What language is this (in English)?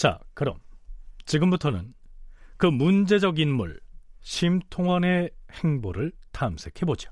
Korean